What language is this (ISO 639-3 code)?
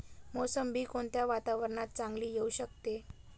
mar